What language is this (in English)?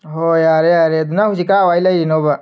Manipuri